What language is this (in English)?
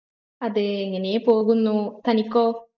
Malayalam